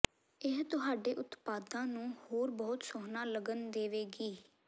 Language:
Punjabi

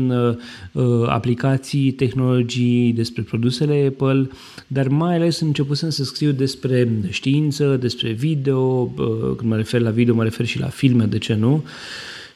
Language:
Romanian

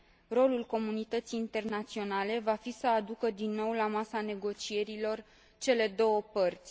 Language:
Romanian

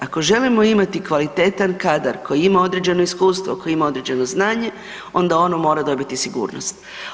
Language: Croatian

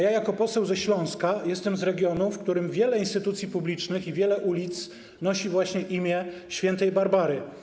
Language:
Polish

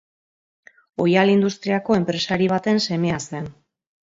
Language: Basque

